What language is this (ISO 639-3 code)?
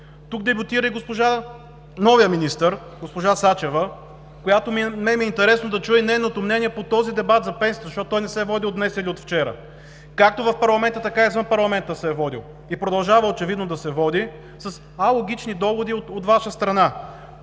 bul